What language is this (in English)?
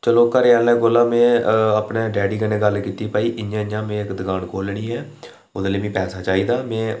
Dogri